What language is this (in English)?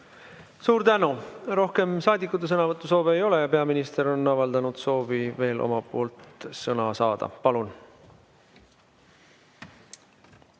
Estonian